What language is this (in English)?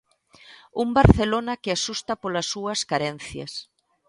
Galician